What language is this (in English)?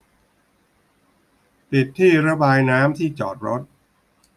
Thai